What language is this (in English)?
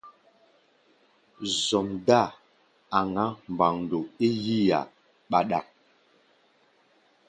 Gbaya